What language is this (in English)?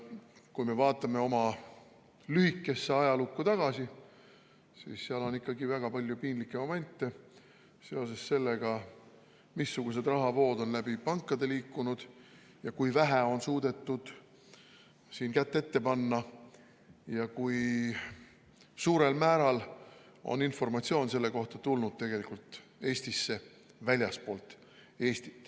Estonian